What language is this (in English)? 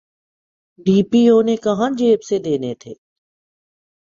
Urdu